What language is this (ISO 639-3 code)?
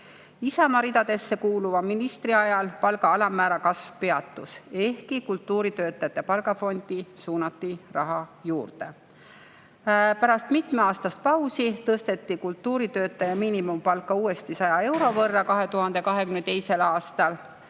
est